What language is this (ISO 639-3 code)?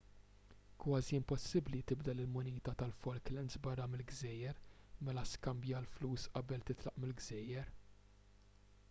mlt